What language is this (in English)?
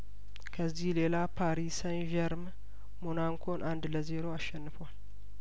Amharic